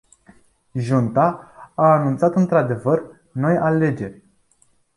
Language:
Romanian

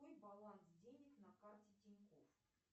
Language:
Russian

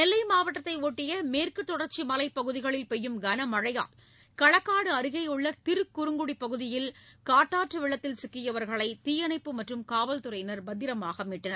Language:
Tamil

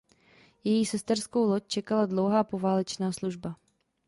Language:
Czech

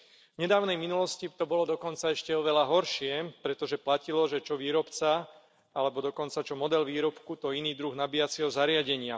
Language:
Slovak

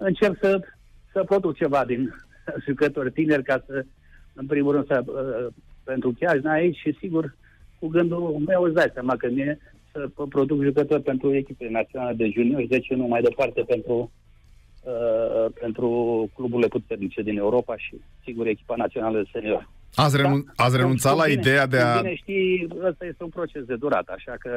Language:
Romanian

